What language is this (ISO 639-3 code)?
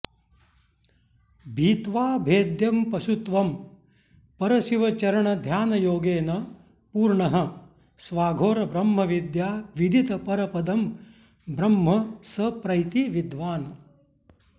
san